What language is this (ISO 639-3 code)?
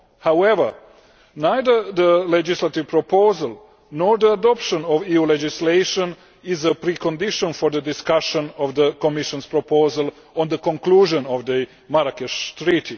eng